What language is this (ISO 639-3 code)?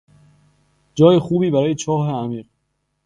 fas